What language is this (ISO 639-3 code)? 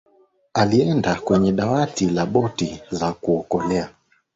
swa